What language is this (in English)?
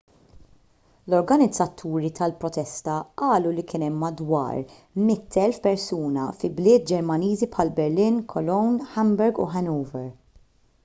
Maltese